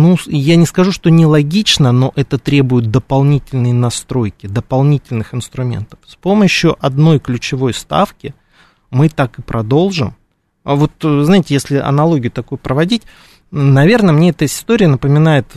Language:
Russian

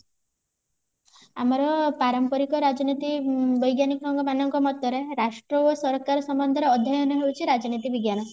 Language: Odia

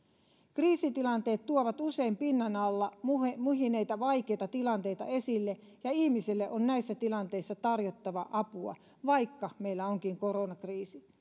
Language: Finnish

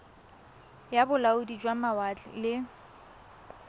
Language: Tswana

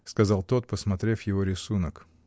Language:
Russian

